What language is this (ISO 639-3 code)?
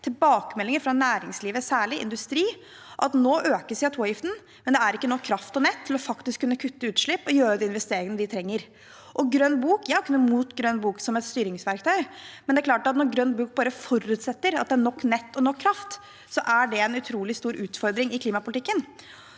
nor